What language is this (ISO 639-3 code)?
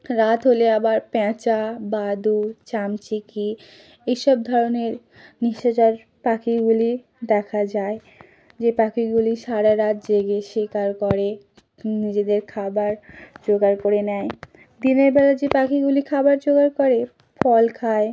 ben